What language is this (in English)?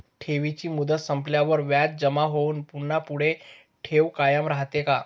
Marathi